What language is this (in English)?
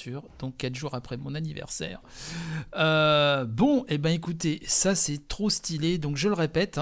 French